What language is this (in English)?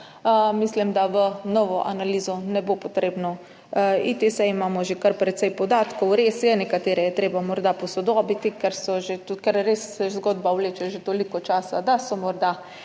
Slovenian